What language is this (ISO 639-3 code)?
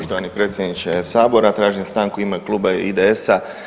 hrv